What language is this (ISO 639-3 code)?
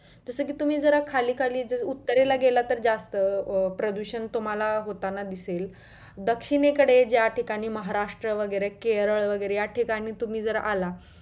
mar